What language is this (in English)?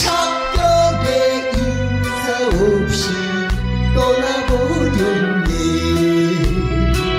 Korean